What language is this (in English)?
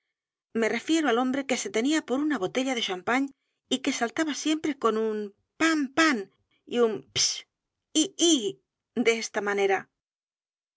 Spanish